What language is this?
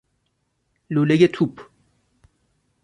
Persian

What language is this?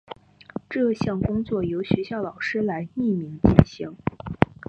Chinese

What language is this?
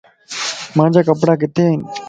Lasi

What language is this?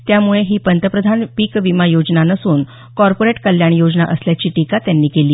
Marathi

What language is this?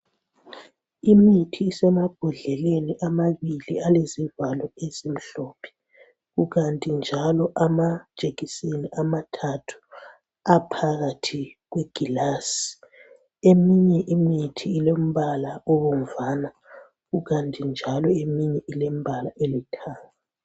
North Ndebele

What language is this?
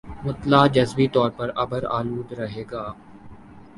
Urdu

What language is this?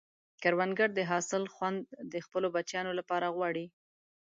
Pashto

